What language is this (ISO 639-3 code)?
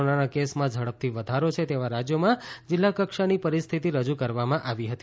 guj